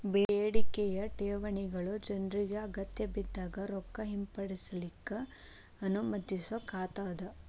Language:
Kannada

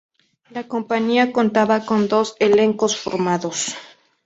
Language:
Spanish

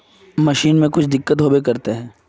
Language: Magahi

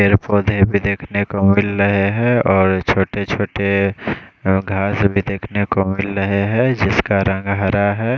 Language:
Hindi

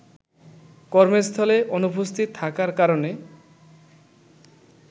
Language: Bangla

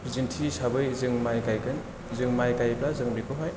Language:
Bodo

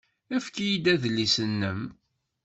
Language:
Kabyle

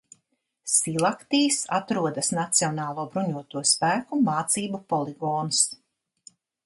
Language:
Latvian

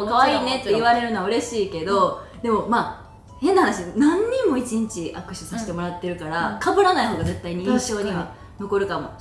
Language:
Japanese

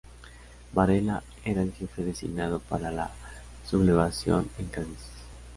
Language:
Spanish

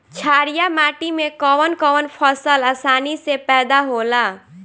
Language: Bhojpuri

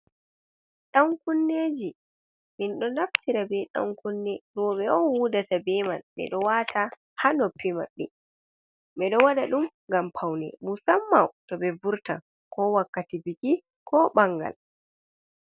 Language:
Fula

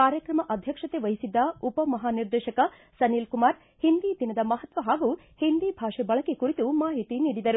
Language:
Kannada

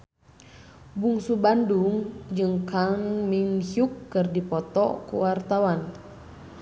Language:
Sundanese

